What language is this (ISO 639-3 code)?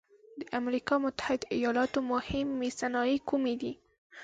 pus